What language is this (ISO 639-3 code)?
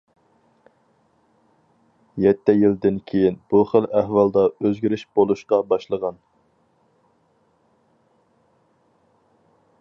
uig